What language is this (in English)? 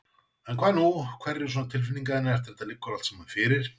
Icelandic